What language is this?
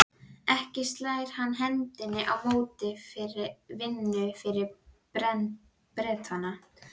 Icelandic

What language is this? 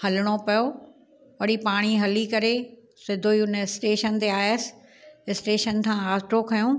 Sindhi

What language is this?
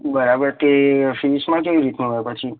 Gujarati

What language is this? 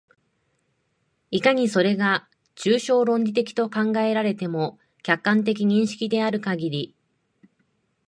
Japanese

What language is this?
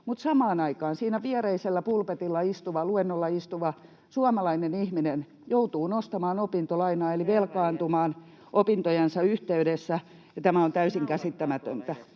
Finnish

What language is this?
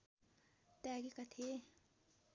Nepali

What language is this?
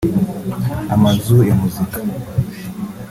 Kinyarwanda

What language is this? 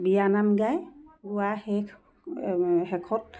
Assamese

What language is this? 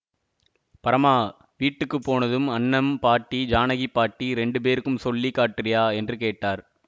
Tamil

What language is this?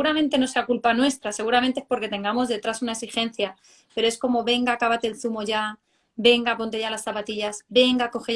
Spanish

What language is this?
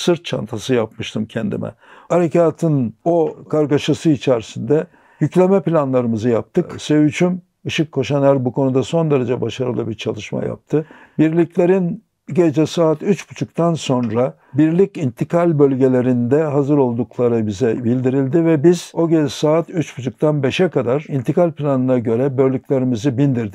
Turkish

